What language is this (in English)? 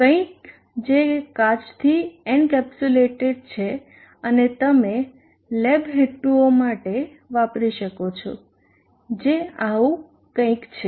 Gujarati